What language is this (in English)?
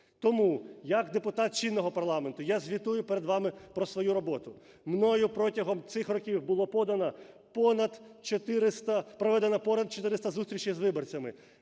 Ukrainian